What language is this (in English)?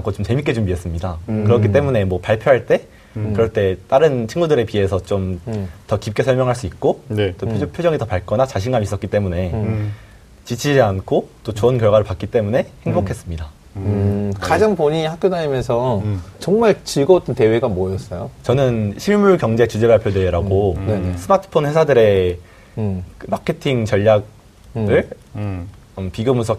Korean